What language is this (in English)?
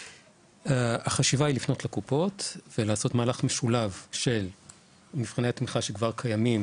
Hebrew